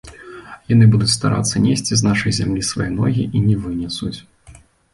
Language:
Belarusian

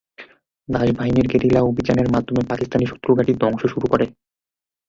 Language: Bangla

